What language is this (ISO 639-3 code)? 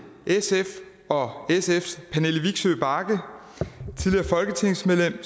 dan